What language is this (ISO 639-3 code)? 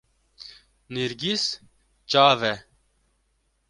kur